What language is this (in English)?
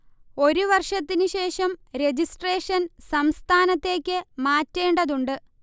Malayalam